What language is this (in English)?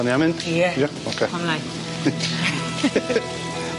Welsh